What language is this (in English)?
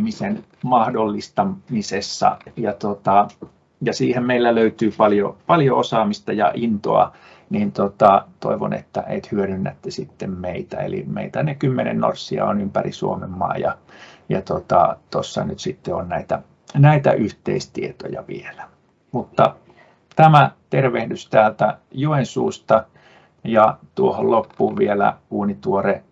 Finnish